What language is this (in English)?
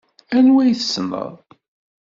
Kabyle